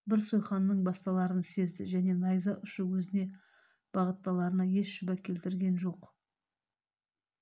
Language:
Kazakh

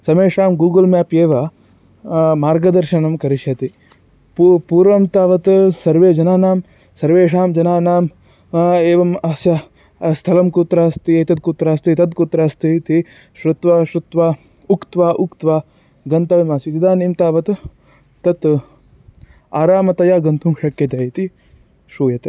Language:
Sanskrit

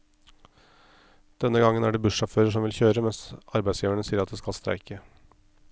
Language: Norwegian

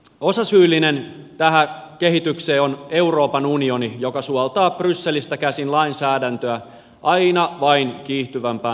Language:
Finnish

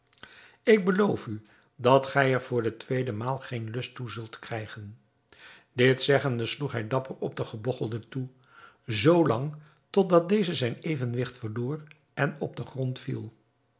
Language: Dutch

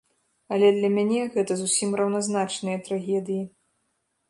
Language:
Belarusian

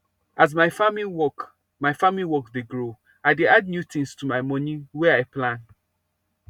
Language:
Nigerian Pidgin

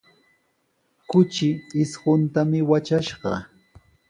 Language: Sihuas Ancash Quechua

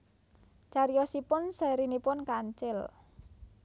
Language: Javanese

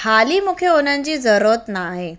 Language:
Sindhi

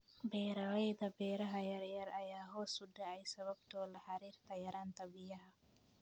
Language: Somali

